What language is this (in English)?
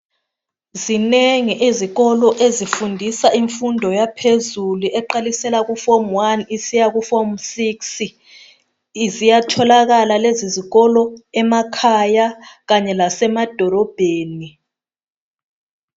North Ndebele